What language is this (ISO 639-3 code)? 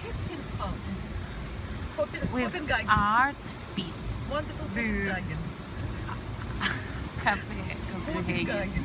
rus